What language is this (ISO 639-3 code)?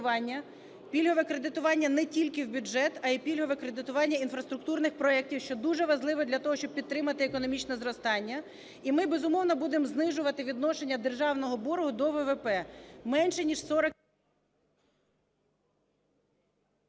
ukr